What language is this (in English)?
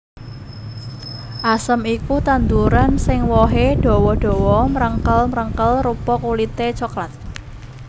Javanese